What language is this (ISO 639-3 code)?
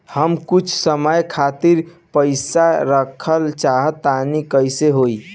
bho